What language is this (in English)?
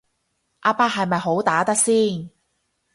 Cantonese